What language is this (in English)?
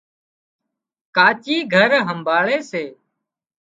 Wadiyara Koli